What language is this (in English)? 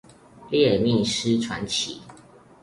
Chinese